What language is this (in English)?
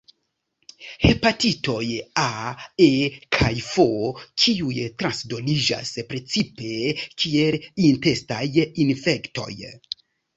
Esperanto